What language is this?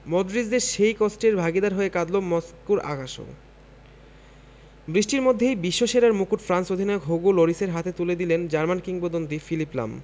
Bangla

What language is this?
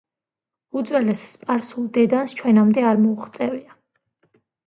Georgian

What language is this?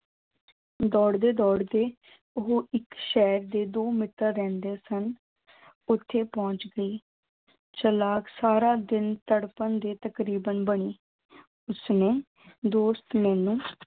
Punjabi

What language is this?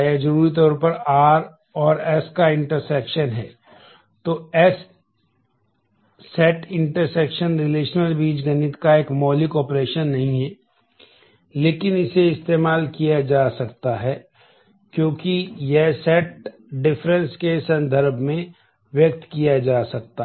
Hindi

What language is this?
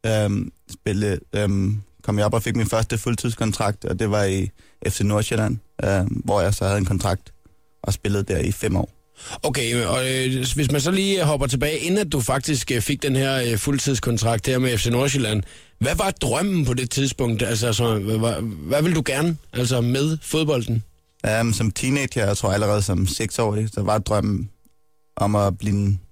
Danish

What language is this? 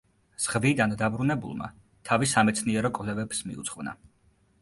Georgian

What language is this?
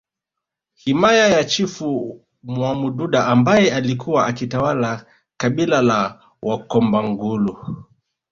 Swahili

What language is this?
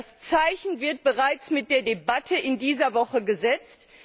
German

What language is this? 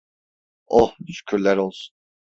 Turkish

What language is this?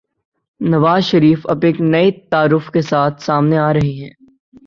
Urdu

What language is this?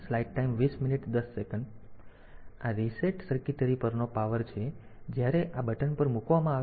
Gujarati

